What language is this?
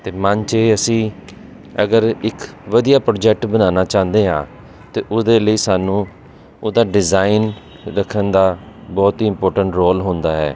Punjabi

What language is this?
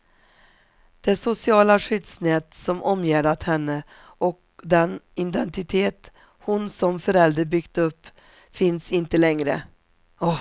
Swedish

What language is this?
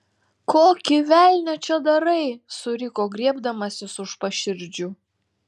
Lithuanian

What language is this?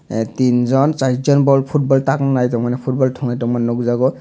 Kok Borok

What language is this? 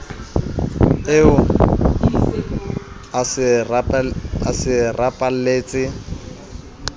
Southern Sotho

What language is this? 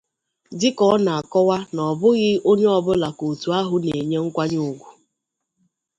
Igbo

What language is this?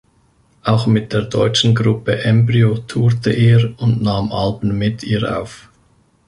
German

